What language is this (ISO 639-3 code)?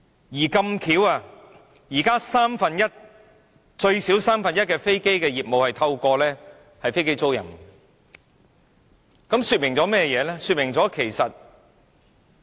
yue